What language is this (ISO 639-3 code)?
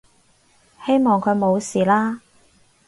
yue